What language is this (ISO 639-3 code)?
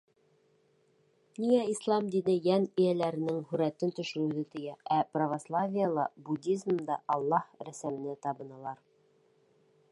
bak